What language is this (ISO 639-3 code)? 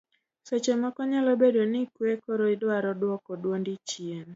luo